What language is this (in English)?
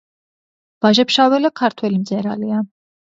Georgian